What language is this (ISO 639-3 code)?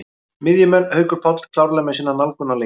isl